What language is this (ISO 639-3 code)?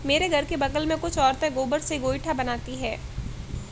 hin